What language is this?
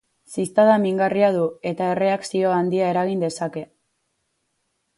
Basque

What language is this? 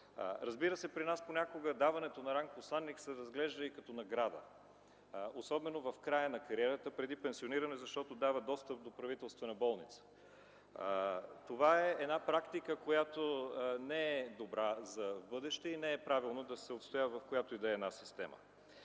Bulgarian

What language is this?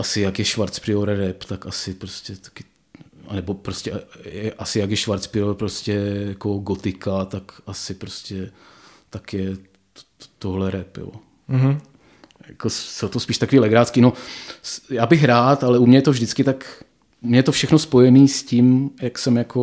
Czech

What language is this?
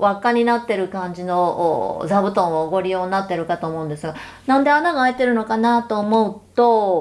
Japanese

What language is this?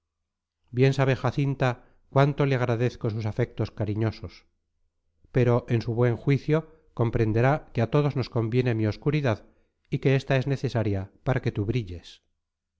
Spanish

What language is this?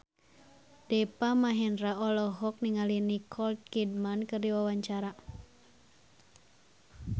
Sundanese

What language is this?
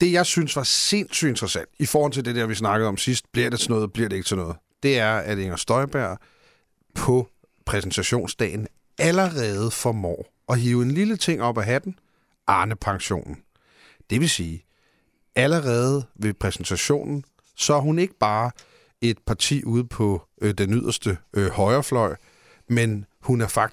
Danish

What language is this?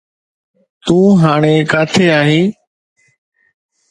Sindhi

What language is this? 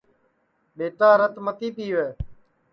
Sansi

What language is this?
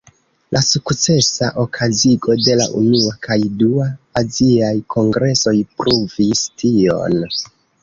Esperanto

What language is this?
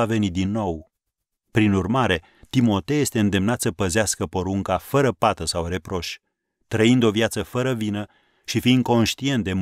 Romanian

